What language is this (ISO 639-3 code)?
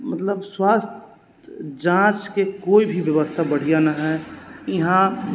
mai